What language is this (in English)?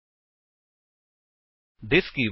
Punjabi